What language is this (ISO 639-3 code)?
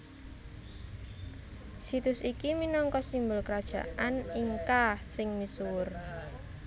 jav